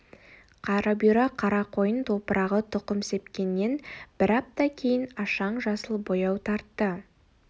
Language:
Kazakh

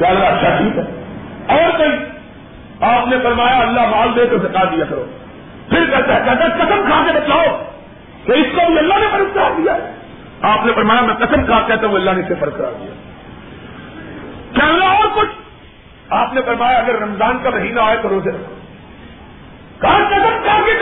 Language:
Urdu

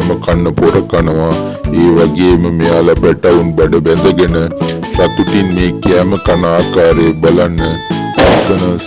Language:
Sinhala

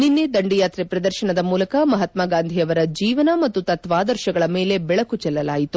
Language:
Kannada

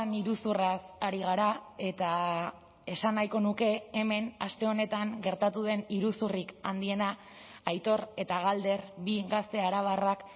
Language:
Basque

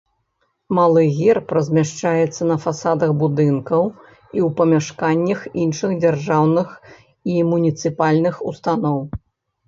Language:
Belarusian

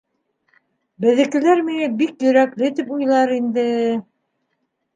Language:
Bashkir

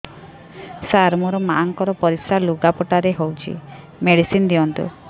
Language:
Odia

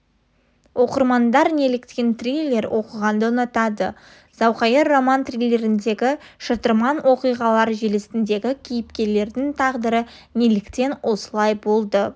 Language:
Kazakh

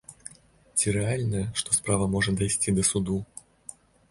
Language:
Belarusian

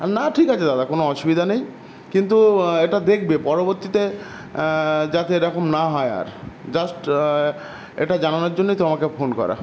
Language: Bangla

